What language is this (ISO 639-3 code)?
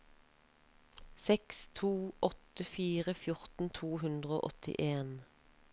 nor